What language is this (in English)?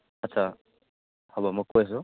Assamese